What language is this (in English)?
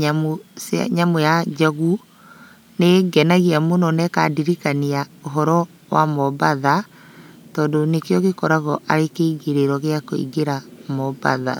Kikuyu